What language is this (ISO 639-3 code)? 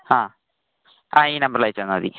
mal